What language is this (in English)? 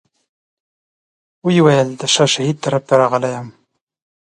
Pashto